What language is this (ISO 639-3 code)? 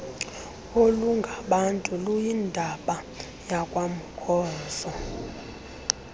xho